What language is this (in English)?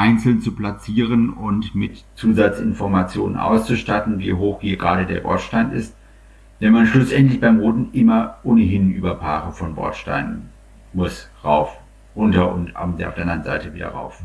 German